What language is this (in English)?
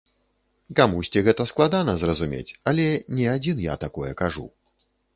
Belarusian